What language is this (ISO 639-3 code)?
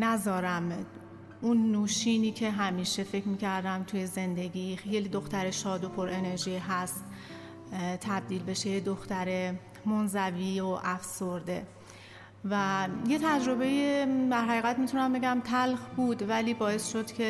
fas